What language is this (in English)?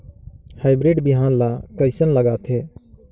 Chhattisgarhi